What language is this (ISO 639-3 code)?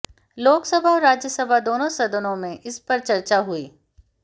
hin